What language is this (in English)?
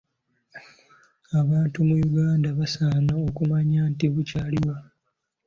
Ganda